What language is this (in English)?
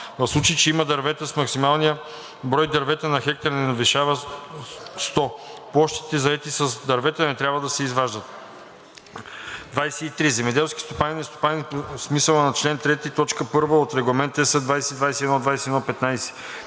Bulgarian